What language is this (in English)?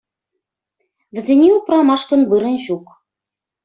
Chuvash